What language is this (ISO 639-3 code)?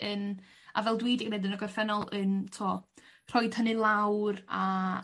cym